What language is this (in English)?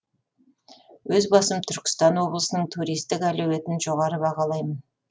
Kazakh